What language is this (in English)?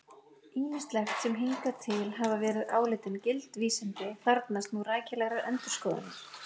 Icelandic